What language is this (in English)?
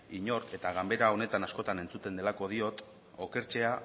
Basque